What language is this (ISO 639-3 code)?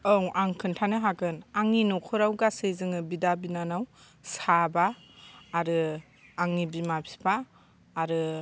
brx